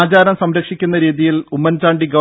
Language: Malayalam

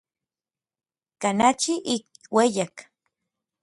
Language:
Orizaba Nahuatl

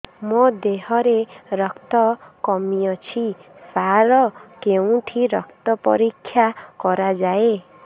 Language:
Odia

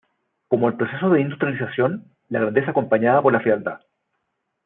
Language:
Spanish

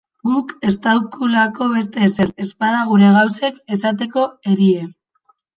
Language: Basque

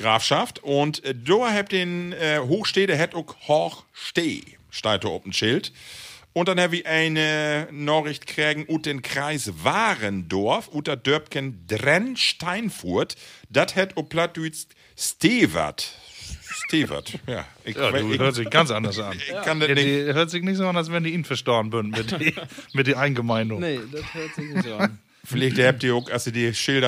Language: German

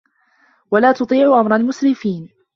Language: Arabic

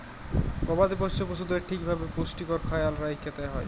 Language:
Bangla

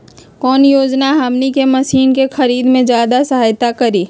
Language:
Magahi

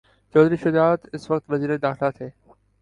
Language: Urdu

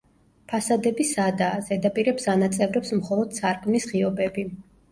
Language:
Georgian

